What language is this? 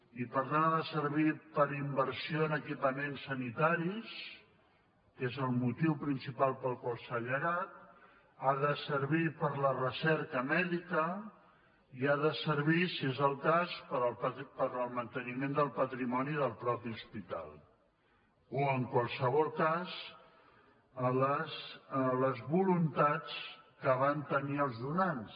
Catalan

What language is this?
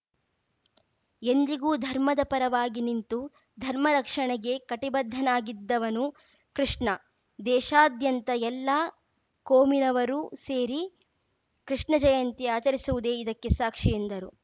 Kannada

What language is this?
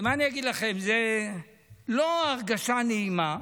Hebrew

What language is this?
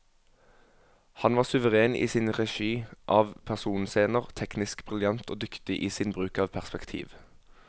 Norwegian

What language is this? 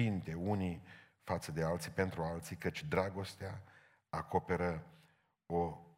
Romanian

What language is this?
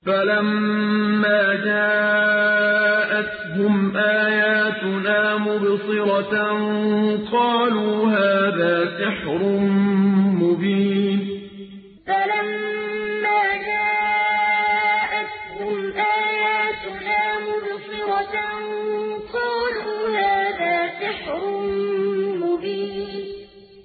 Arabic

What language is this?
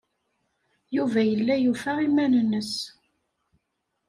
Kabyle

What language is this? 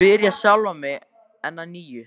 Icelandic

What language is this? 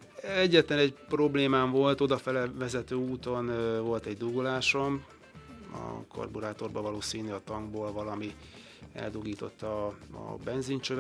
Hungarian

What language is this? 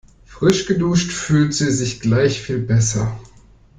German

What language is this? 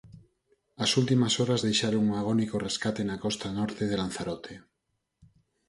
Galician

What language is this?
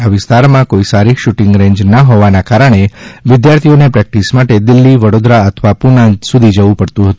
Gujarati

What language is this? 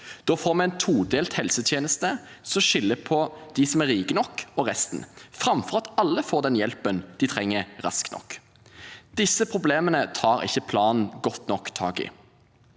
Norwegian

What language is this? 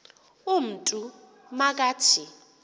Xhosa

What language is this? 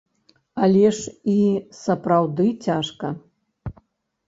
Belarusian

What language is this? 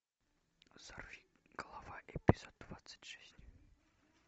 Russian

